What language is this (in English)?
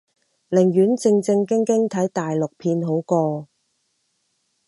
Cantonese